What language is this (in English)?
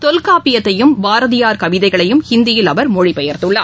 Tamil